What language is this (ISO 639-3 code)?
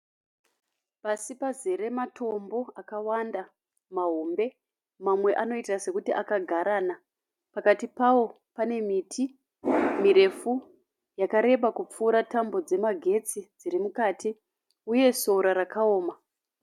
sna